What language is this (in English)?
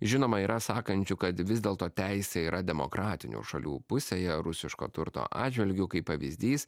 Lithuanian